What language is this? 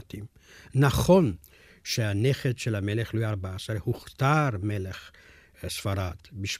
Hebrew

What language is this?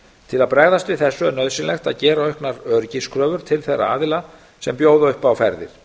Icelandic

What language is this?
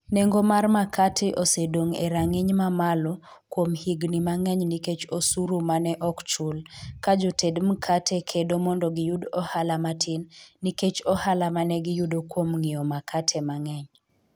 Luo (Kenya and Tanzania)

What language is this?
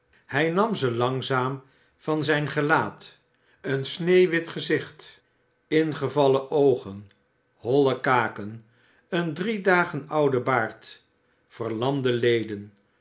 Dutch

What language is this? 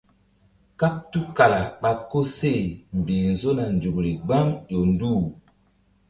Mbum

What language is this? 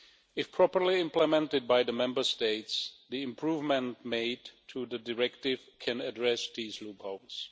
English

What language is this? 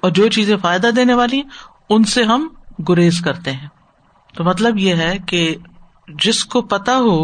Urdu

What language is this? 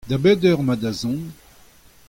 Breton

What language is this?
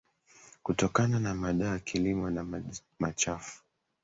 Swahili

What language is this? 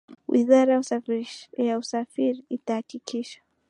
Swahili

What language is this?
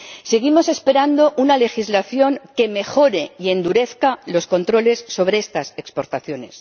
Spanish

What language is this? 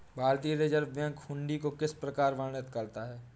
Hindi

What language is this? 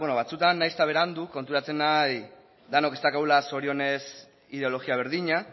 Basque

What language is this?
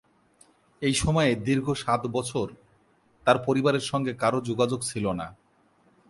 Bangla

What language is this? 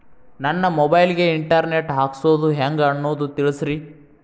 Kannada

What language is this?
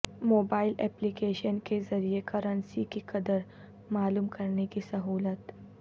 Urdu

